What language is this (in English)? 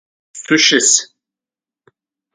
Adyghe